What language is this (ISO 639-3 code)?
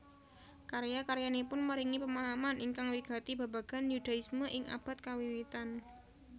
jav